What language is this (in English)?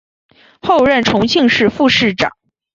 Chinese